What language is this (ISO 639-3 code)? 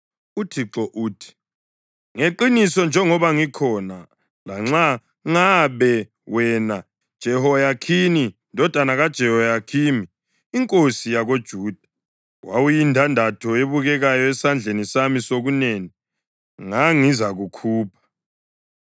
nde